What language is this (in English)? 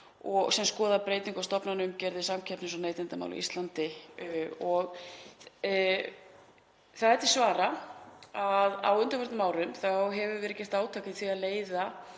Icelandic